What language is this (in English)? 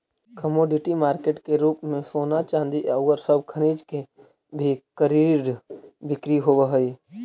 Magahi